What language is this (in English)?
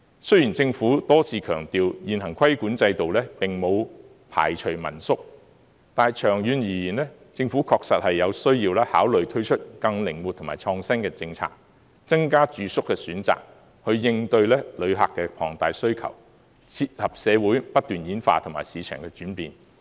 Cantonese